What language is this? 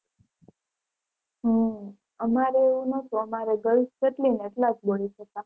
Gujarati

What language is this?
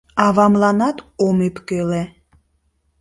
Mari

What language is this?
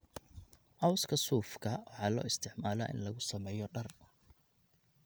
Somali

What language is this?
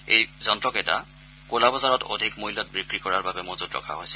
Assamese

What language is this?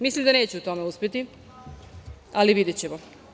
Serbian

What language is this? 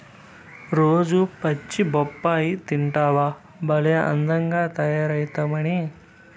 Telugu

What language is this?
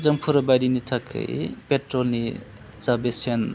Bodo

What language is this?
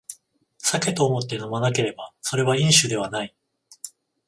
Japanese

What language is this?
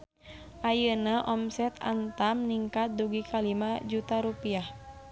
Sundanese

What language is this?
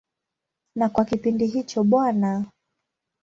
Swahili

